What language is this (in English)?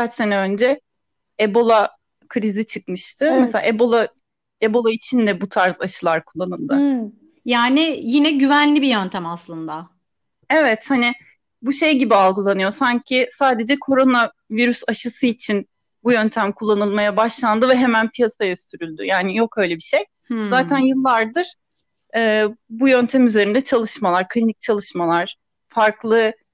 Turkish